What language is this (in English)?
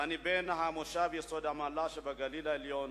Hebrew